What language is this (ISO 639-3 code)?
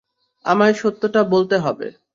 ben